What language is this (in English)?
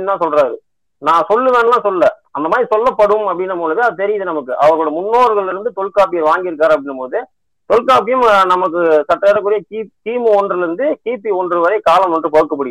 Tamil